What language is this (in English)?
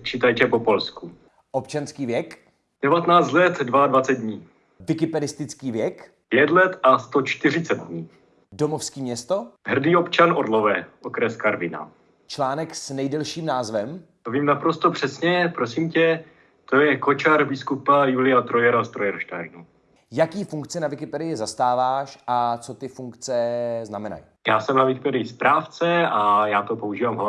Czech